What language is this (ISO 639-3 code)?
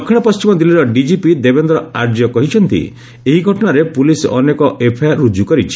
ori